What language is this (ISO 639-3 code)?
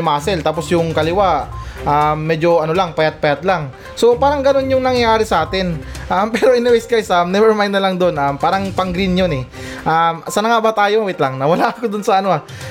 fil